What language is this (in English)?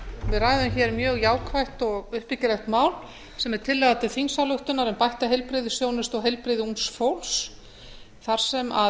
Icelandic